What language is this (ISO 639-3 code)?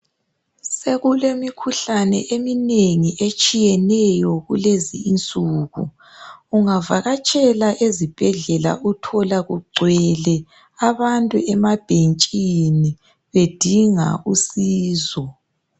nde